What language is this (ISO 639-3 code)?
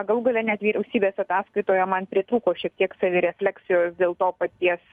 lit